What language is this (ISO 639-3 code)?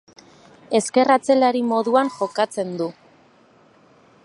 eus